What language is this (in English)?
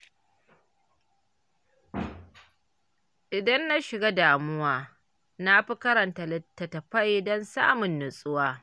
Hausa